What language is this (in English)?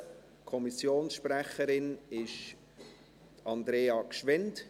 Swiss German